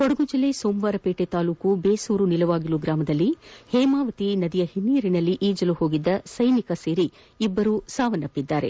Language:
Kannada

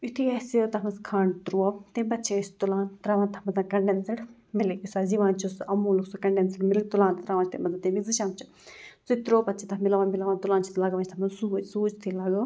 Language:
Kashmiri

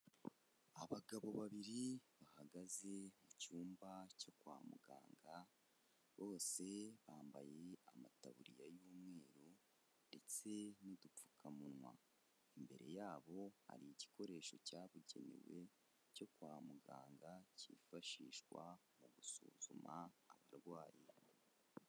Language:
Kinyarwanda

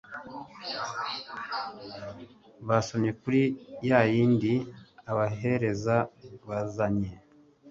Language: Kinyarwanda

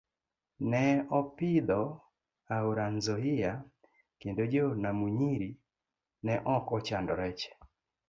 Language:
Luo (Kenya and Tanzania)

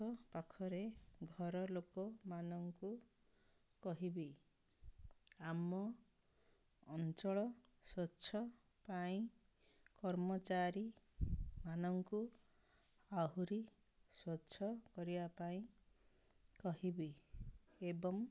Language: Odia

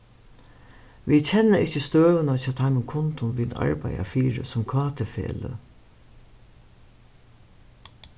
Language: Faroese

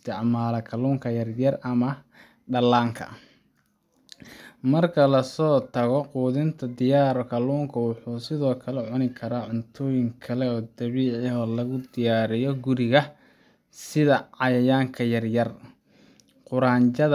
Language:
Somali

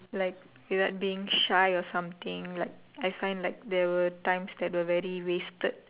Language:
English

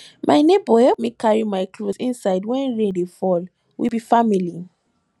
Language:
Nigerian Pidgin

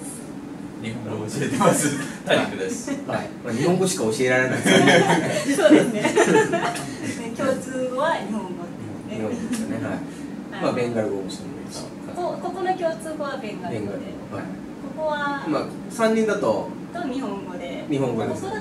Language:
Japanese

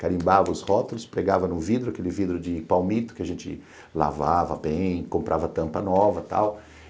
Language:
Portuguese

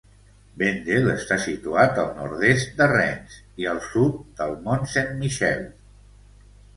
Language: Catalan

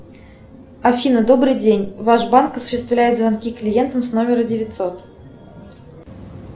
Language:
Russian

